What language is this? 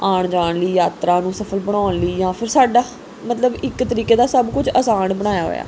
Punjabi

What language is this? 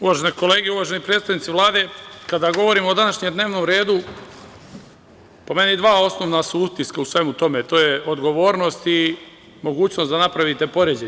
Serbian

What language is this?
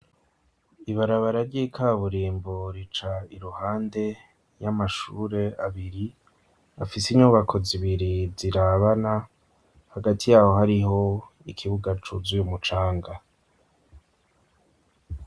Rundi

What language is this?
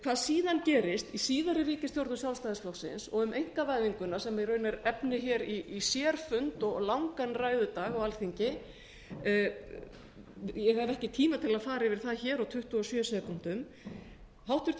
Icelandic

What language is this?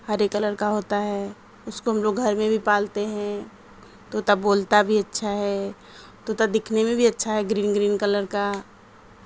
Urdu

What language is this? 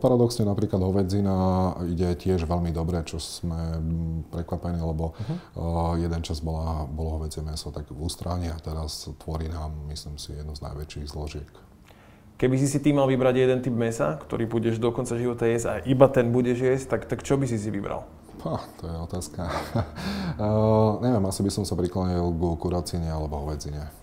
Slovak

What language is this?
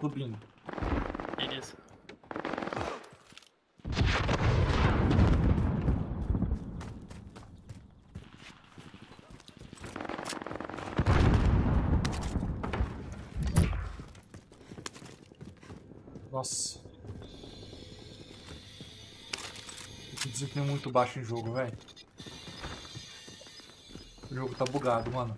Portuguese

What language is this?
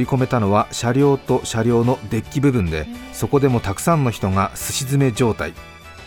Japanese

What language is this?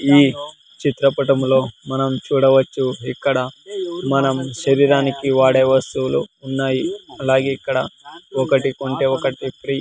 Telugu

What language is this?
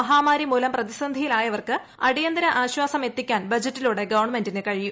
Malayalam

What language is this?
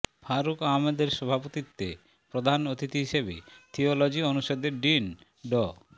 Bangla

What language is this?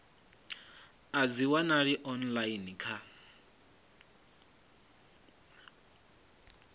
Venda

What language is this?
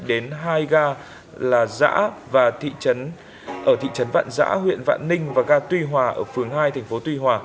Vietnamese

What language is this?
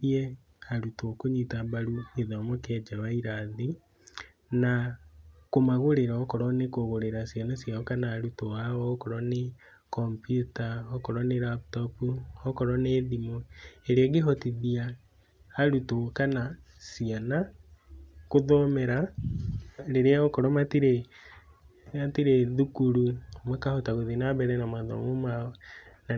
Kikuyu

